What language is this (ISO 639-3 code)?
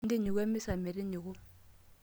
mas